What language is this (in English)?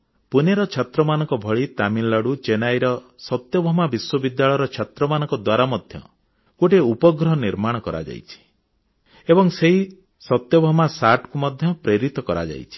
Odia